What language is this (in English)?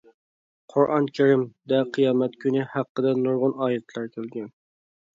Uyghur